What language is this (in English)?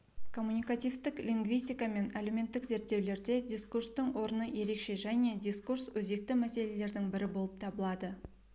Kazakh